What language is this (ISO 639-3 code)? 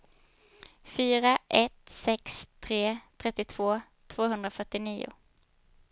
swe